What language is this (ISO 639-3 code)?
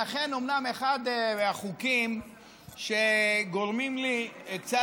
heb